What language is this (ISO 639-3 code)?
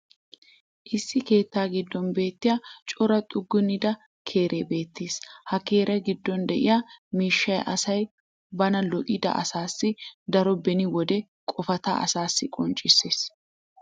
wal